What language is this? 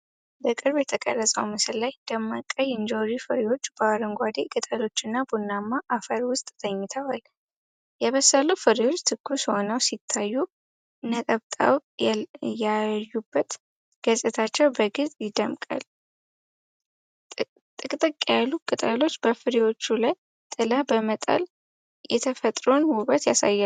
Amharic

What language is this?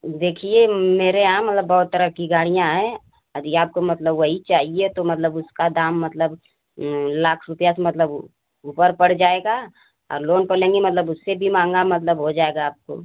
Hindi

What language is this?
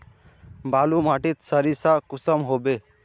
Magahi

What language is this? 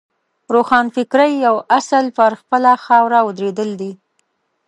Pashto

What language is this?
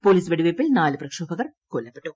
Malayalam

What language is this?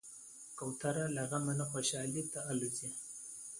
Pashto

